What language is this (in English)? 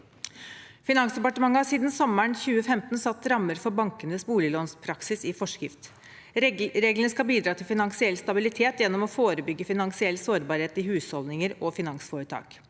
Norwegian